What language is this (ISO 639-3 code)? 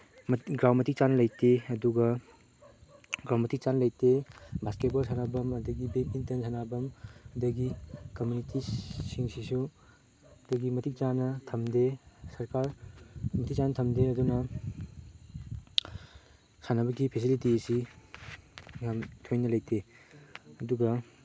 mni